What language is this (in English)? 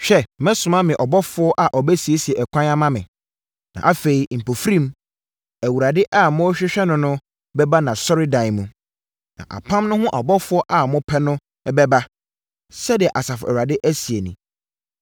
Akan